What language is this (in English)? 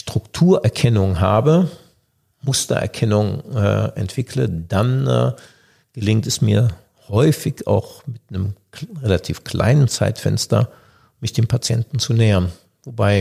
German